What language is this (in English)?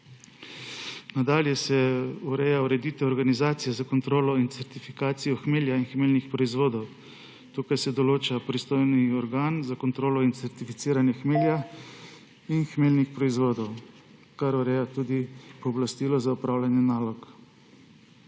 Slovenian